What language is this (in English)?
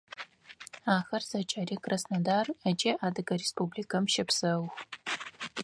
Adyghe